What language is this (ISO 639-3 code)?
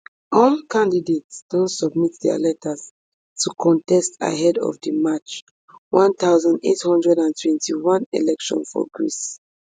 pcm